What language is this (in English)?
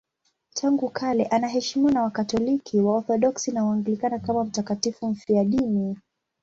Swahili